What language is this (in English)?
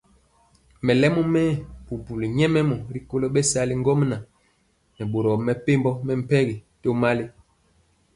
Mpiemo